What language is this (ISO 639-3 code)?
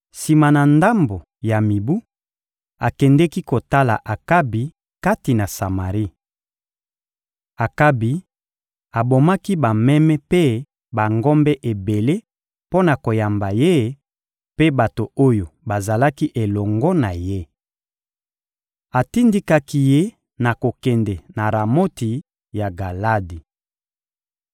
lin